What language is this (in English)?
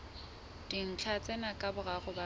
Southern Sotho